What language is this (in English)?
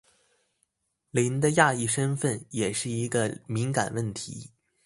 Chinese